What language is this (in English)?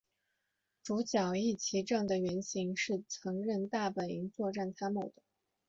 Chinese